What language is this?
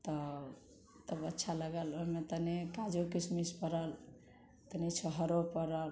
Maithili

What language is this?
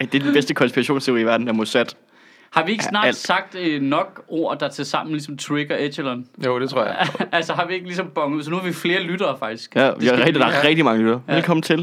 Danish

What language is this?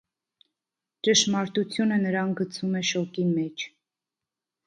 Armenian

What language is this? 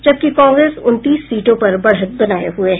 Hindi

